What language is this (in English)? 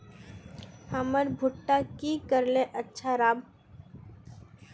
Magahi